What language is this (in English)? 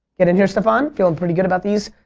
English